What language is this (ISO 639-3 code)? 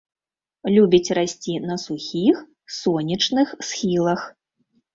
bel